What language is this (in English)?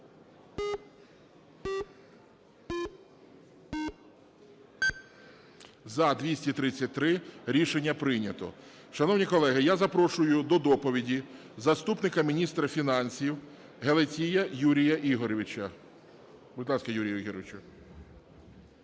Ukrainian